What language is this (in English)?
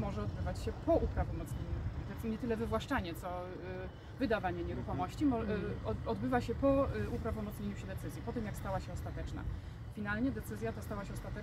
Polish